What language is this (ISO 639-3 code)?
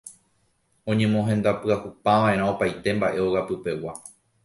grn